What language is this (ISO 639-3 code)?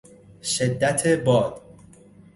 fas